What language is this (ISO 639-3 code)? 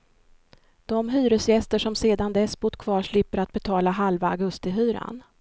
swe